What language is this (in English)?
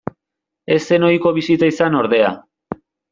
Basque